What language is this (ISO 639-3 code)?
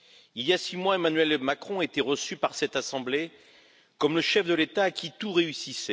fra